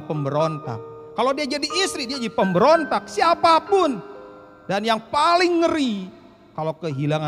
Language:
Indonesian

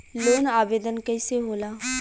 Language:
Bhojpuri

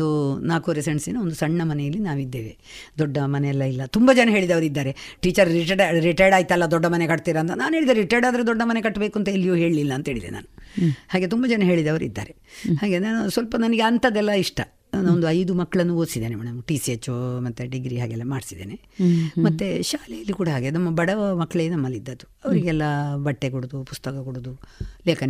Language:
Kannada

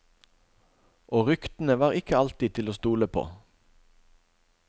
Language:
Norwegian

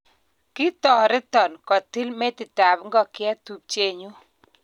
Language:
Kalenjin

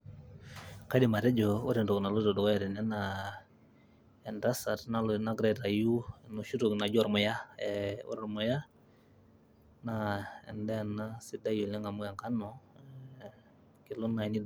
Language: Masai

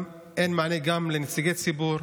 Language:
Hebrew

